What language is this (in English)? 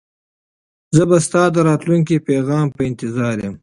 Pashto